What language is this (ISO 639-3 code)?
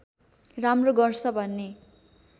nep